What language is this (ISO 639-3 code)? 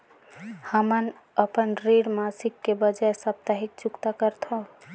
hne